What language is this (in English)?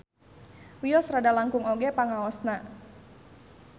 Sundanese